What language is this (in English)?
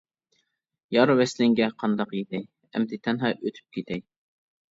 Uyghur